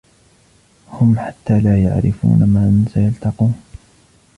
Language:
Arabic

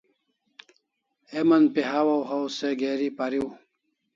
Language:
Kalasha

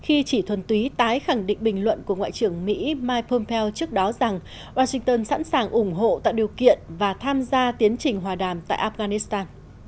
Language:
Vietnamese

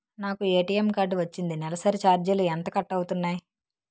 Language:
Telugu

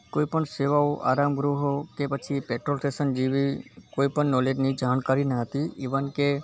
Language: Gujarati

